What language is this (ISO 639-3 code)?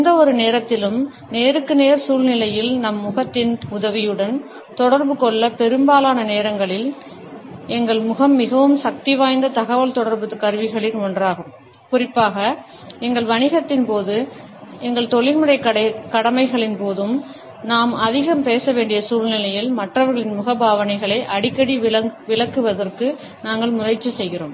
tam